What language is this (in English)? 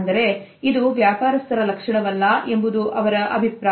Kannada